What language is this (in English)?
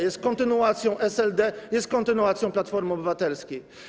Polish